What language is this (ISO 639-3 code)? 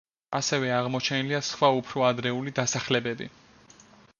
kat